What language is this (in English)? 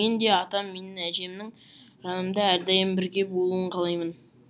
Kazakh